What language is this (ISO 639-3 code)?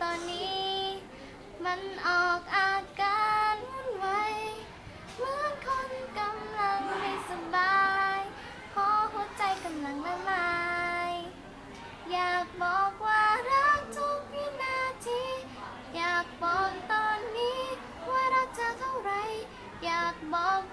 tha